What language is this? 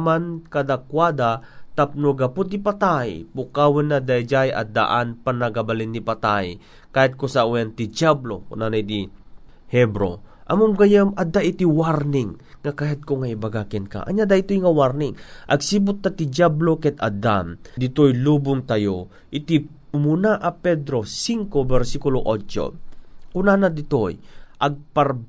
Filipino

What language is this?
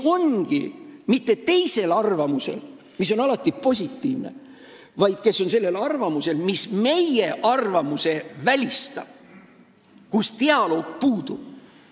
Estonian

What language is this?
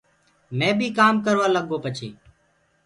Gurgula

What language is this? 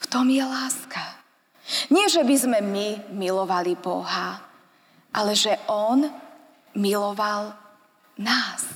Slovak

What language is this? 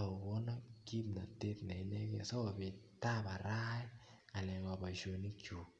Kalenjin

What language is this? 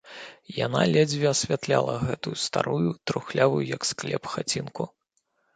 Belarusian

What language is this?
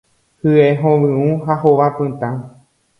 Guarani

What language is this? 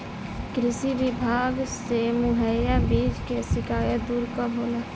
Bhojpuri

